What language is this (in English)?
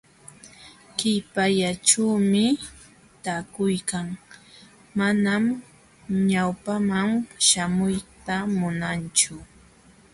Jauja Wanca Quechua